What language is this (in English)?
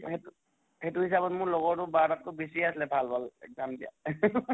Assamese